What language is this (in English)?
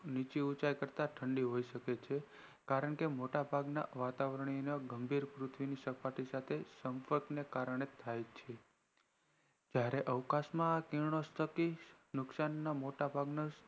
Gujarati